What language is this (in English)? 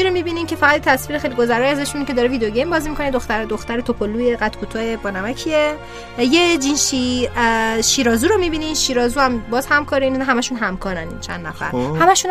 Persian